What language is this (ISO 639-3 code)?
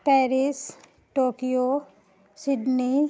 mai